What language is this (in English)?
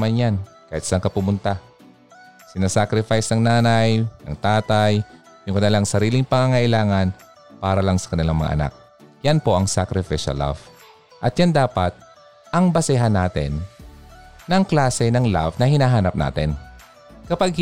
Filipino